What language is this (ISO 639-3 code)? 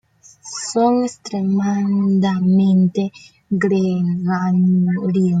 spa